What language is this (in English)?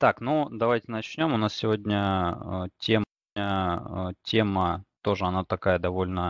Russian